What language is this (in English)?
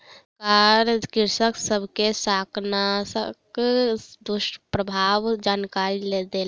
Maithili